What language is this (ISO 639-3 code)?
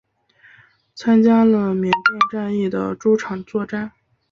zho